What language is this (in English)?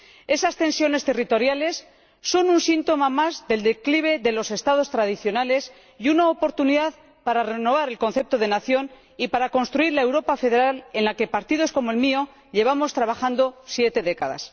Spanish